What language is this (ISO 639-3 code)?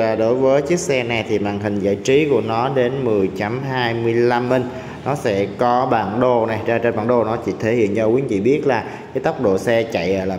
vie